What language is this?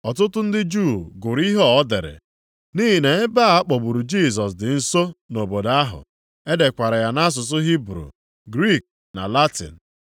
Igbo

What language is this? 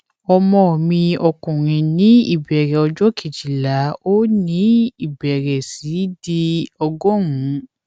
Yoruba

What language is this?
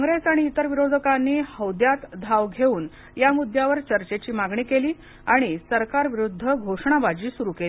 Marathi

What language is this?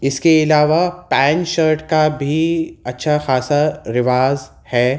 Urdu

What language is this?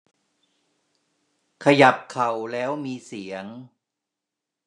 Thai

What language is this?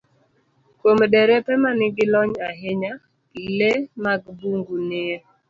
Luo (Kenya and Tanzania)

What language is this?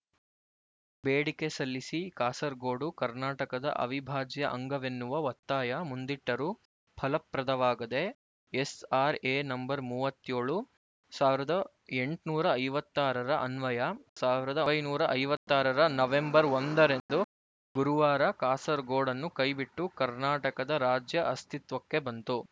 Kannada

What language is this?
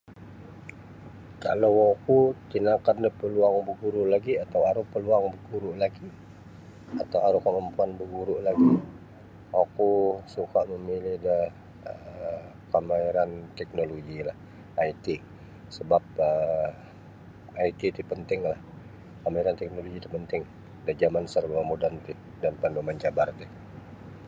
Sabah Bisaya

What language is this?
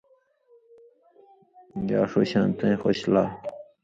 Indus Kohistani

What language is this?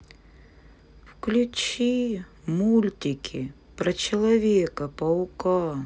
Russian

